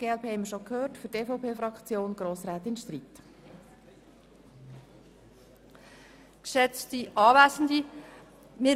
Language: Swiss German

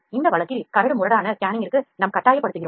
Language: Tamil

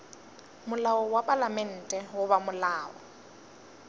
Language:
Northern Sotho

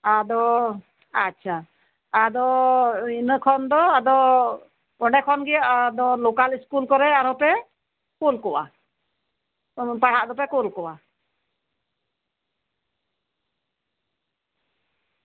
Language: Santali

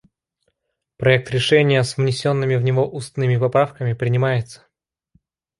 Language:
Russian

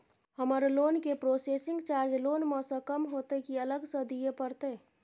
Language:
Maithili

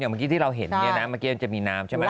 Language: Thai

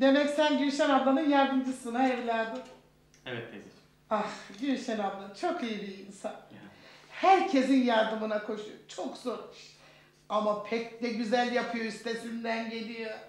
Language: Turkish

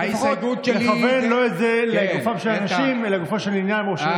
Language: Hebrew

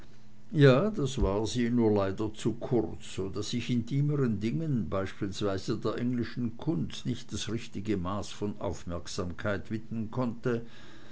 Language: German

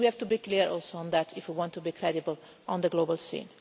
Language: English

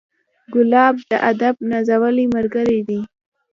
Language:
Pashto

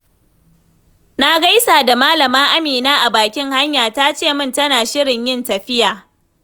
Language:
Hausa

